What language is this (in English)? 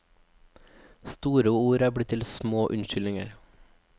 Norwegian